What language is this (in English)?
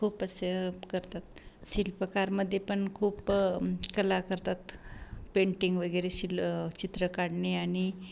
Marathi